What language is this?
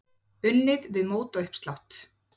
Icelandic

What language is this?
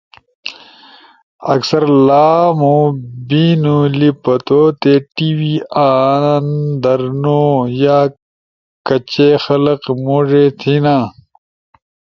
Ushojo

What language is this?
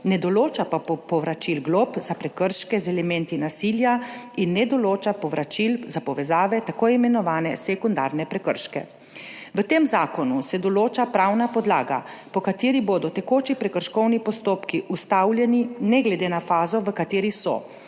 Slovenian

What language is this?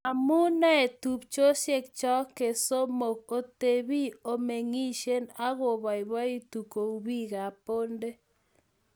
Kalenjin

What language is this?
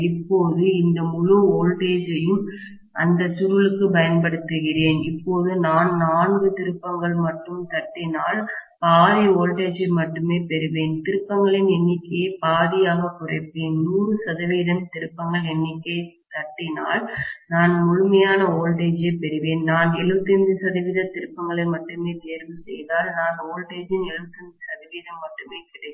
Tamil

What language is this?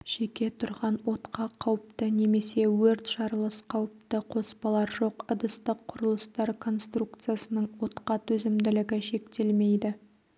Kazakh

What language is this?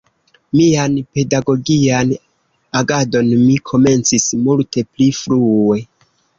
Esperanto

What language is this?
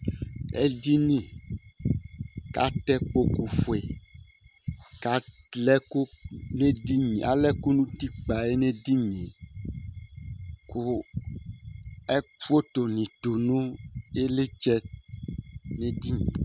Ikposo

